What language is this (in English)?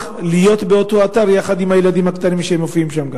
Hebrew